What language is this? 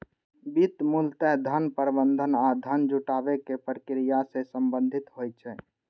Maithili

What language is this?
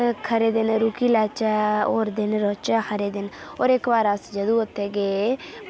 Dogri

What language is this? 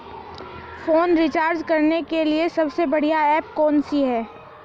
Hindi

